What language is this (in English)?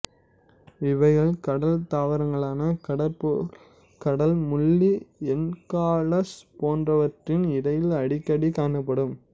Tamil